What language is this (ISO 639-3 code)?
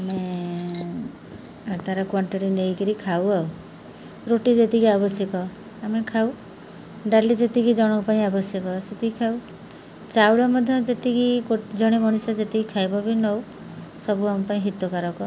ori